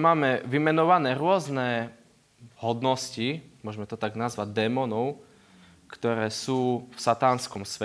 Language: Slovak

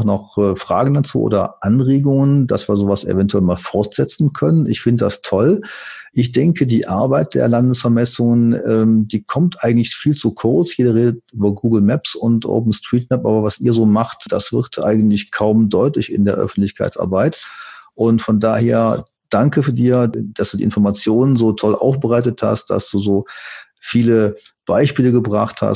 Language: German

